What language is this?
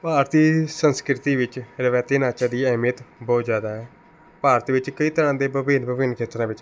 Punjabi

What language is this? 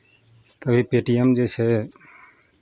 Maithili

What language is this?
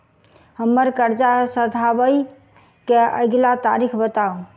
Maithili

